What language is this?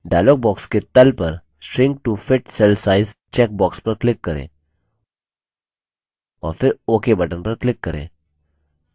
Hindi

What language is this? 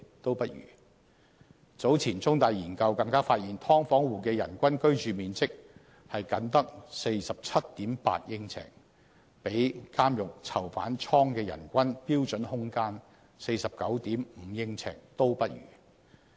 Cantonese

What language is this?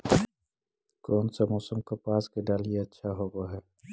Magahi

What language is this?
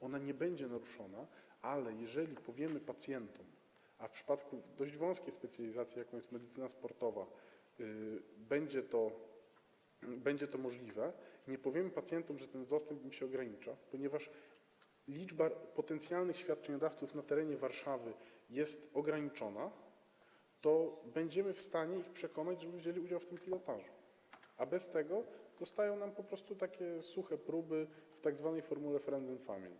Polish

